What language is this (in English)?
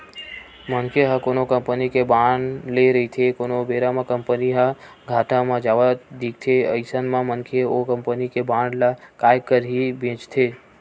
Chhattisgarhi